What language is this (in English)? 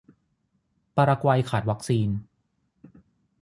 Thai